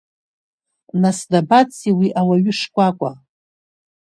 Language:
Abkhazian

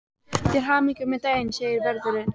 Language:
Icelandic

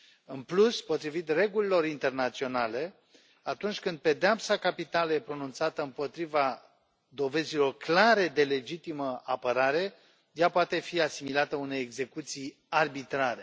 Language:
Romanian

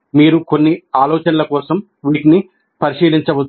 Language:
Telugu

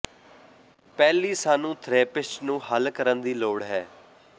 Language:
Punjabi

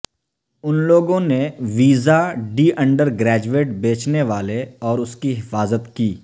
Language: Urdu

